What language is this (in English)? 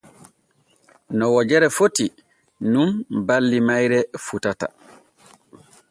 Borgu Fulfulde